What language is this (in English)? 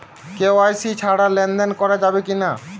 Bangla